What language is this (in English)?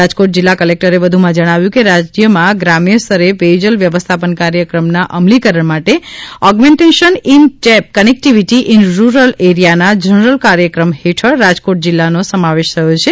Gujarati